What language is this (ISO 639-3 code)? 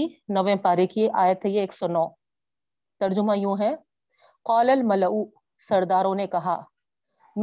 urd